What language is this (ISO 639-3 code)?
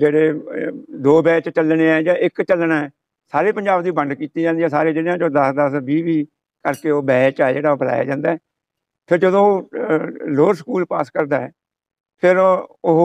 pan